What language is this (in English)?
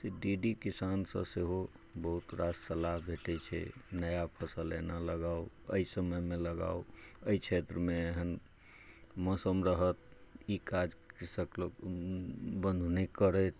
Maithili